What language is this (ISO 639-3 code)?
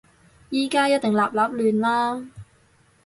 yue